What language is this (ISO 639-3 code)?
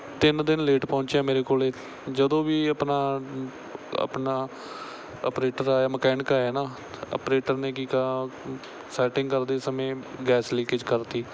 pan